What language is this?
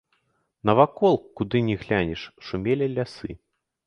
Belarusian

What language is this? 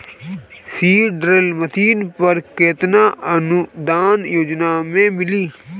Bhojpuri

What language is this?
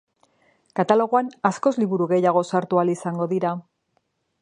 Basque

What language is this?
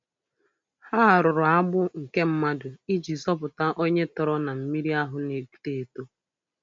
Igbo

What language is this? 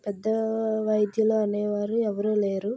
Telugu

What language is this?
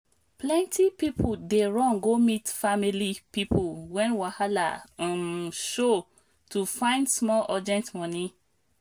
Nigerian Pidgin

